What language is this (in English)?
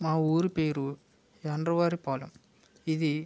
Telugu